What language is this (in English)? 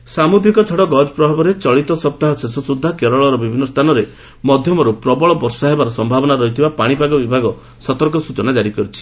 Odia